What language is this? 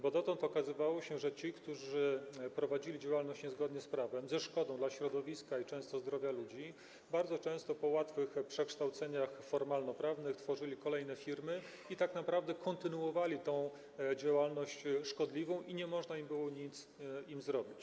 Polish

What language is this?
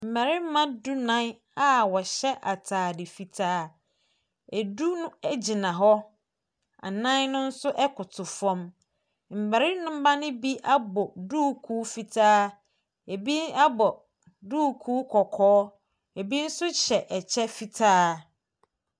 Akan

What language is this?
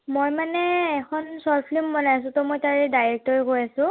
Assamese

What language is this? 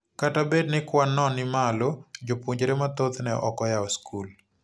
Luo (Kenya and Tanzania)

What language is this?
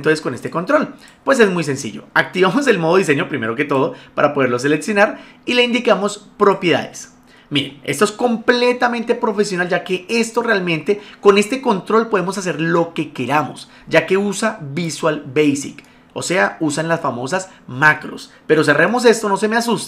Spanish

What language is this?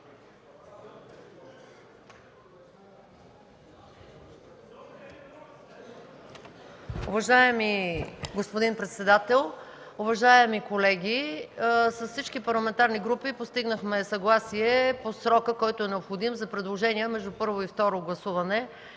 Bulgarian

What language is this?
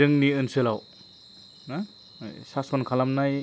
Bodo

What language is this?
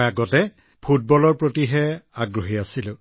Assamese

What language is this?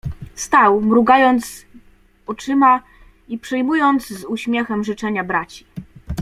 Polish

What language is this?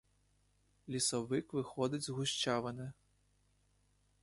Ukrainian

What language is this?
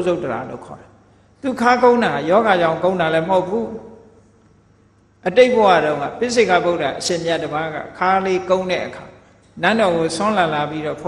Thai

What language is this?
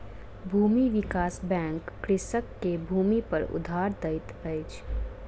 Maithili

